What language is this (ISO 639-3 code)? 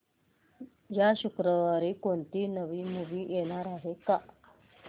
mar